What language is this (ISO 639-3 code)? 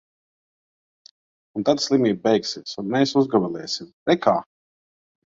lav